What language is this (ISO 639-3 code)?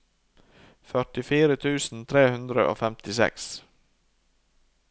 nor